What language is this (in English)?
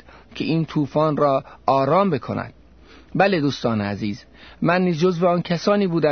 Persian